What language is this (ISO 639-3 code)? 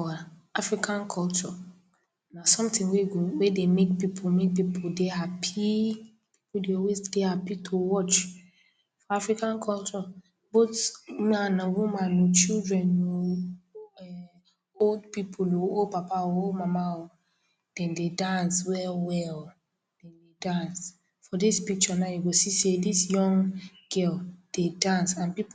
pcm